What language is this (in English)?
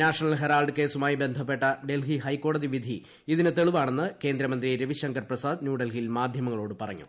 Malayalam